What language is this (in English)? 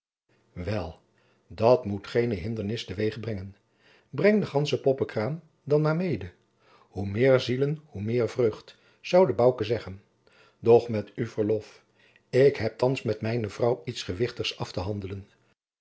Dutch